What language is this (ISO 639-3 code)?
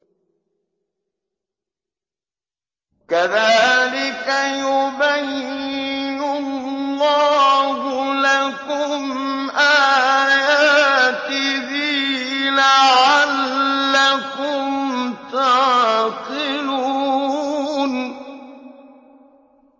ara